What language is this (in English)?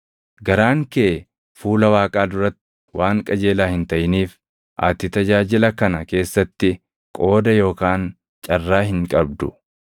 Oromo